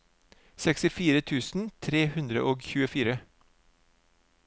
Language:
Norwegian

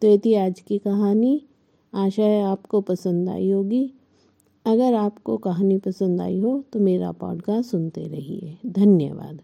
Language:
Hindi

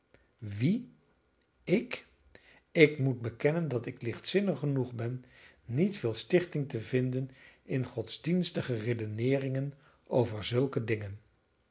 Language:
Dutch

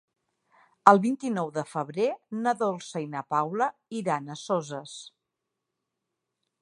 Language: Catalan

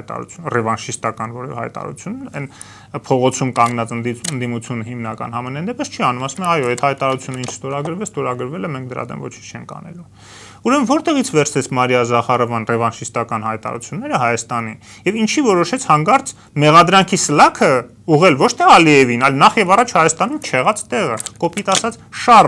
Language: Romanian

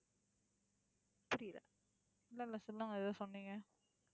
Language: Tamil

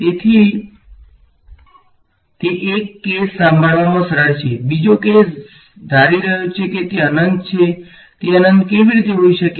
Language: Gujarati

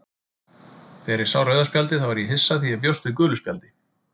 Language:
Icelandic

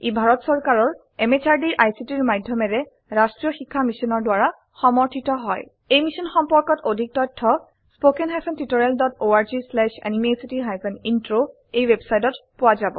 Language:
Assamese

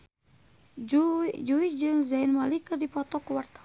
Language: Sundanese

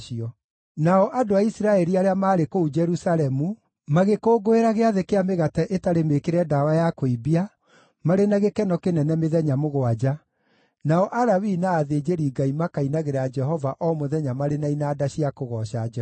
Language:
Kikuyu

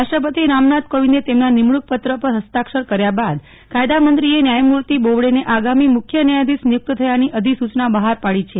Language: Gujarati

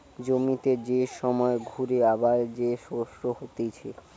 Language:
Bangla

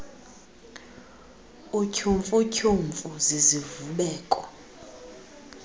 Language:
Xhosa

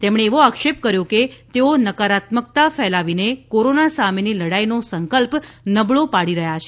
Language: Gujarati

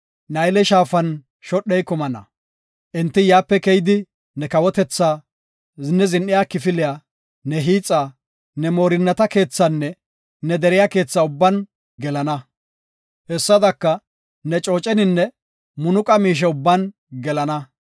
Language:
Gofa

